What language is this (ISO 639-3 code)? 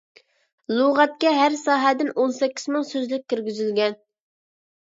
uig